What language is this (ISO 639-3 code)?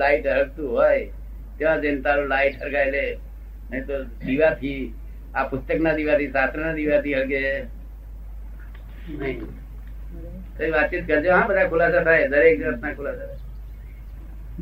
guj